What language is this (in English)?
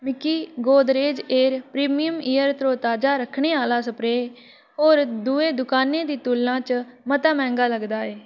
Dogri